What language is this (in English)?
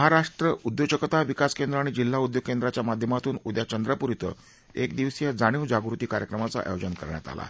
Marathi